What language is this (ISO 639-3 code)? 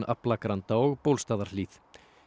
isl